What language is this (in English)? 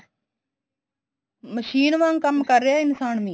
Punjabi